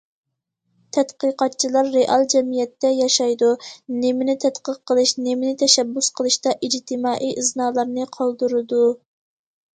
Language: Uyghur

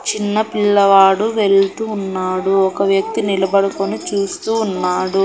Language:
Telugu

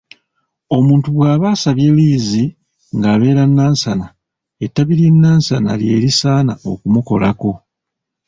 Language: Ganda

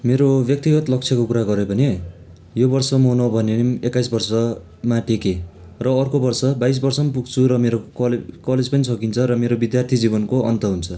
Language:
Nepali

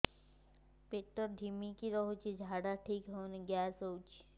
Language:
Odia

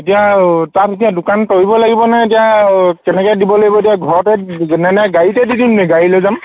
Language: Assamese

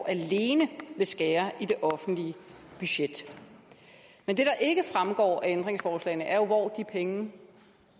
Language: Danish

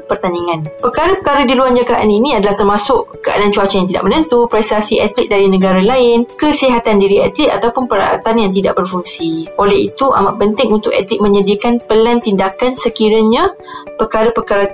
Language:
Malay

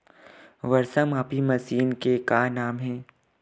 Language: Chhattisgarhi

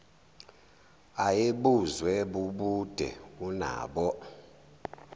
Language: Zulu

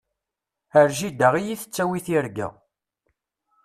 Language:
Kabyle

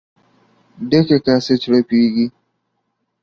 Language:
Pashto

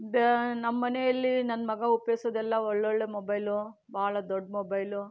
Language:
Kannada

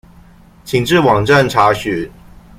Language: Chinese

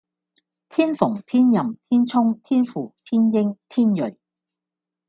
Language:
Cantonese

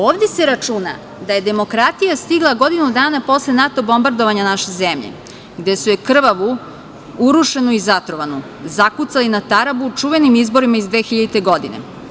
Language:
Serbian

